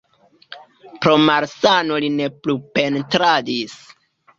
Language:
Esperanto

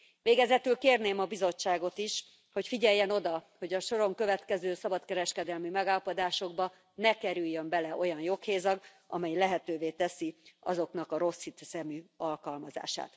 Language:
Hungarian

